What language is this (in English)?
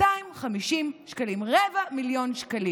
Hebrew